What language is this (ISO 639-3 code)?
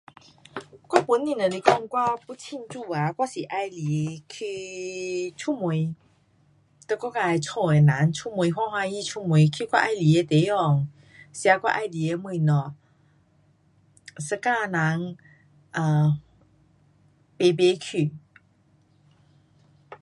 cpx